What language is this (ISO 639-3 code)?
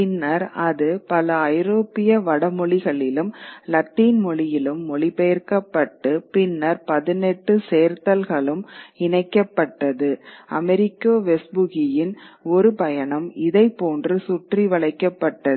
tam